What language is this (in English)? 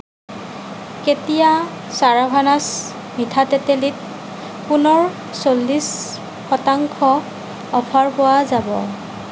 Assamese